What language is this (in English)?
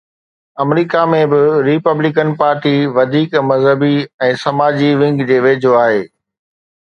Sindhi